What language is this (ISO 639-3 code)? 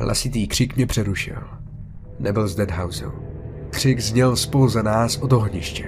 ces